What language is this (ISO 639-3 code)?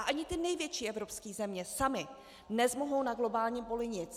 ces